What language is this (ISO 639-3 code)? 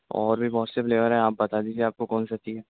urd